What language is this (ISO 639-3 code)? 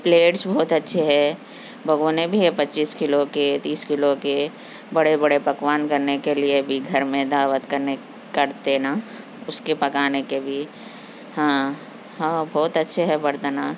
urd